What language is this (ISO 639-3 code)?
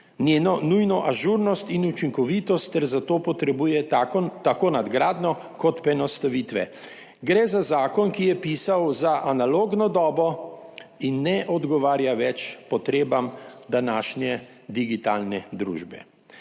slv